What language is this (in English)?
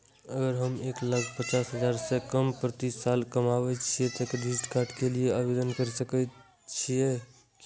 Maithili